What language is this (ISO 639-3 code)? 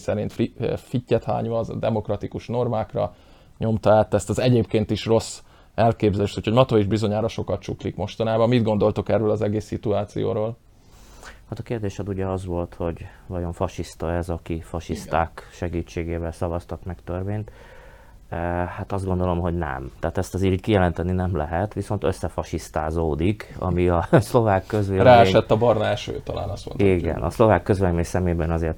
hun